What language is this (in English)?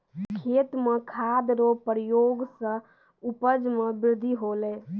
Maithili